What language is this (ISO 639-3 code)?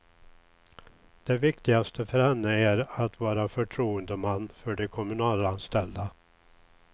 swe